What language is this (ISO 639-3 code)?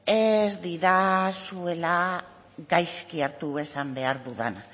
eus